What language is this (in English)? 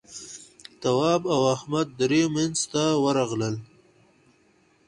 Pashto